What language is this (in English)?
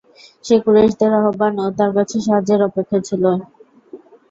Bangla